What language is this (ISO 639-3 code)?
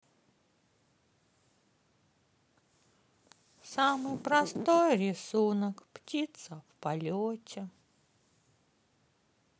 rus